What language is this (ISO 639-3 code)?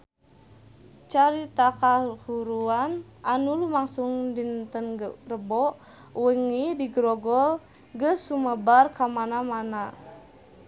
sun